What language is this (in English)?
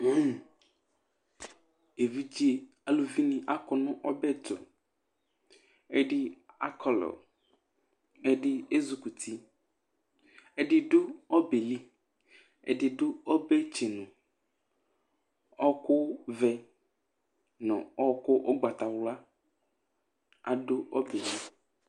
Ikposo